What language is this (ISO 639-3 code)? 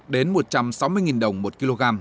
vie